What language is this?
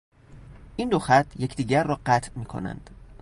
Persian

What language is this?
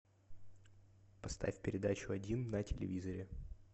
Russian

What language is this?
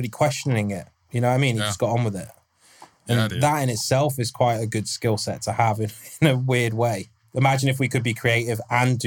English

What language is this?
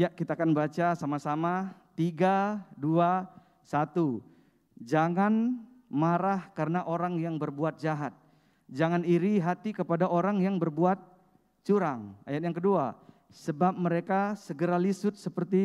Indonesian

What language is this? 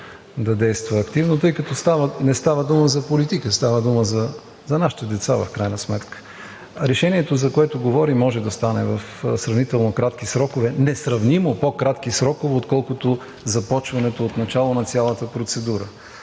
Bulgarian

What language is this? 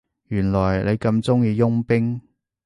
Cantonese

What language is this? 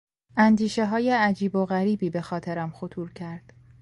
Persian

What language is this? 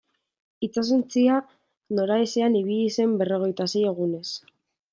Basque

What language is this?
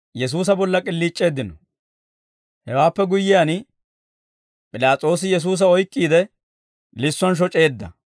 Dawro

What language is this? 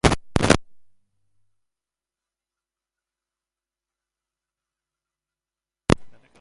Basque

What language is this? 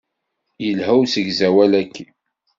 Kabyle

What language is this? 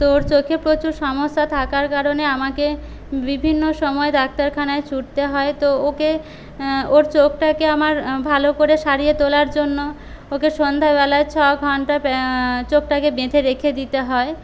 Bangla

